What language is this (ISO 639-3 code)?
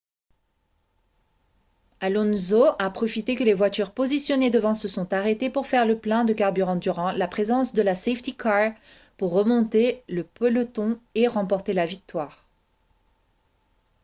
fra